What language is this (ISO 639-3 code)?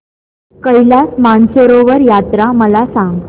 mar